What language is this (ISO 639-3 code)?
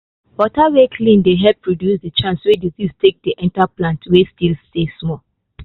pcm